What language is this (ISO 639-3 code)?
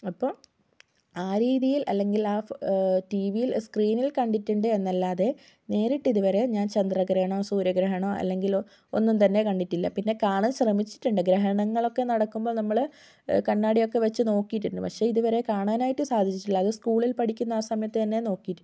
mal